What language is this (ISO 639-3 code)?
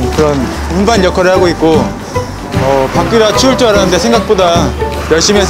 kor